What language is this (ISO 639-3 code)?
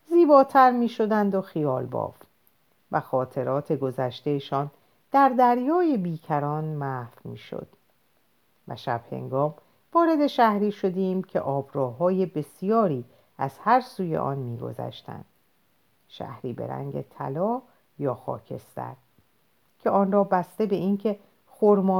fas